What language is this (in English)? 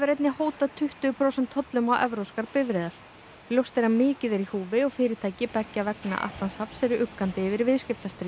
Icelandic